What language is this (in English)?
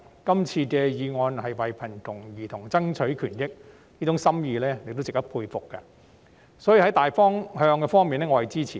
Cantonese